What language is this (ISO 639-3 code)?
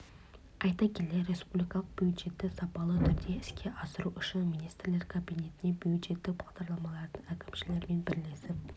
kaz